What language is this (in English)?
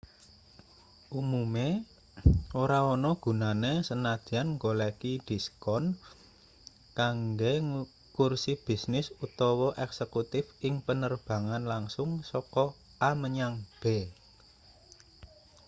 Javanese